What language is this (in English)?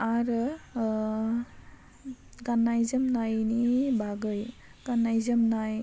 Bodo